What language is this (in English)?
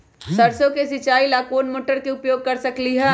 Magahi